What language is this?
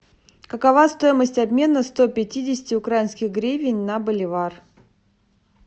Russian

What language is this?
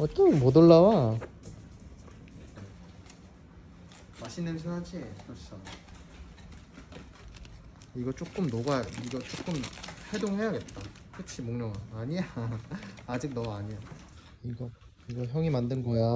Korean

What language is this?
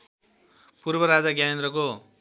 Nepali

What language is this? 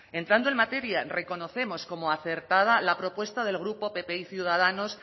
Spanish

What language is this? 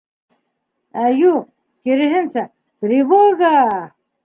Bashkir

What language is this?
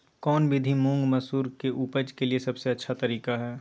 Magahi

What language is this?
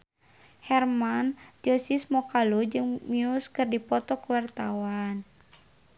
Sundanese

